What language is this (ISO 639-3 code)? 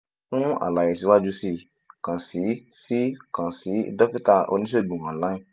yor